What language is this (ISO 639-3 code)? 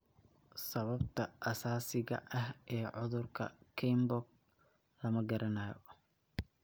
som